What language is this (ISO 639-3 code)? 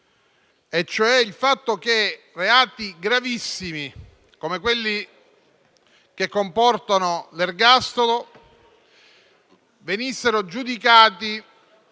ita